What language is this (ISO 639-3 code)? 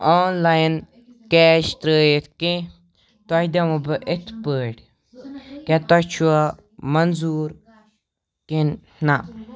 kas